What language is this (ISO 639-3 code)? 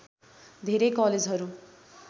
nep